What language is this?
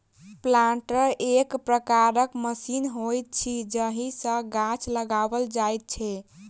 Maithili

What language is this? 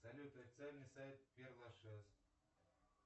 Russian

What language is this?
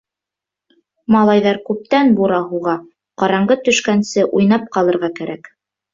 Bashkir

